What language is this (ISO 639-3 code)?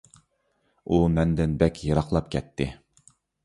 uig